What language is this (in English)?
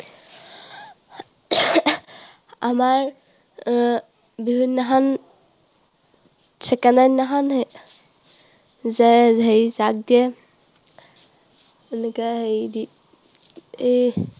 Assamese